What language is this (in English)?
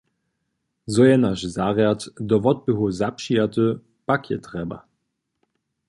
Upper Sorbian